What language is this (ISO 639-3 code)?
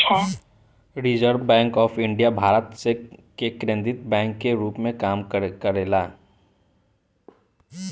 bho